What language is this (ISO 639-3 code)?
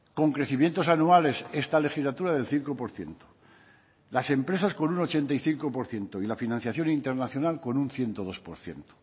spa